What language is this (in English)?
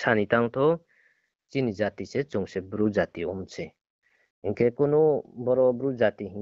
Bangla